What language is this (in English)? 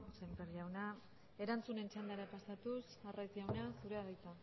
Basque